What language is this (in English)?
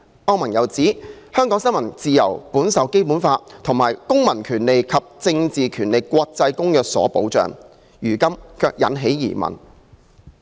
Cantonese